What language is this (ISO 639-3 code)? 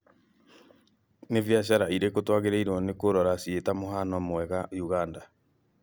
kik